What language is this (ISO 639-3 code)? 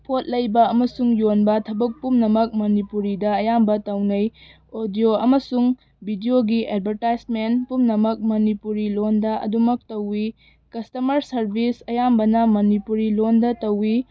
mni